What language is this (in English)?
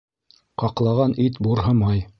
Bashkir